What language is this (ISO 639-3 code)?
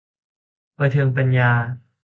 tha